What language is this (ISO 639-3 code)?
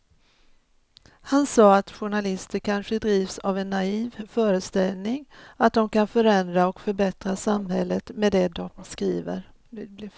swe